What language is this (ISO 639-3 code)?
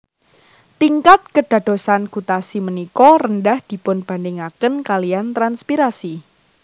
jav